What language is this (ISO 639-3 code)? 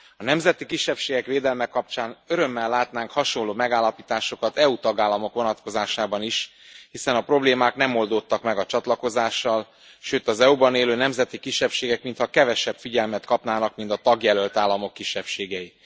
hun